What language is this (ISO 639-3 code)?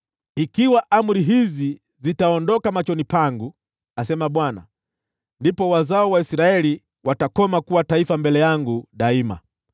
swa